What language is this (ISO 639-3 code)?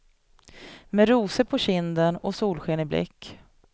swe